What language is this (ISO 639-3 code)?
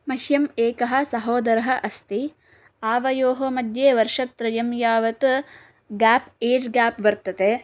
san